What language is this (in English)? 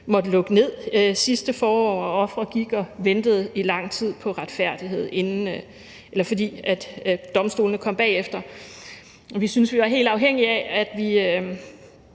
Danish